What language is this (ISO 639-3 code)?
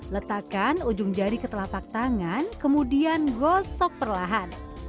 ind